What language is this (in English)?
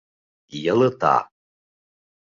Bashkir